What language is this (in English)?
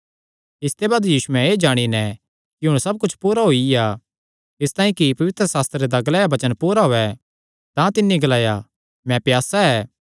Kangri